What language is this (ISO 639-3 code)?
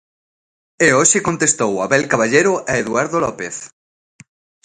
glg